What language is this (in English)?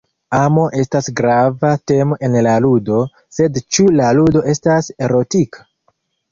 Esperanto